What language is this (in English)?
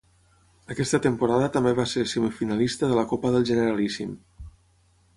Catalan